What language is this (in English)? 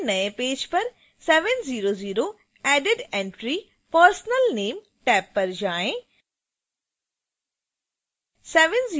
Hindi